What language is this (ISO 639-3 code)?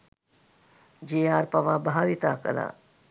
sin